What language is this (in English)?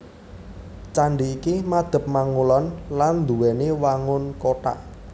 Javanese